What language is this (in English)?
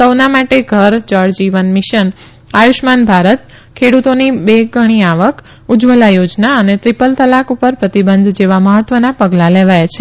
Gujarati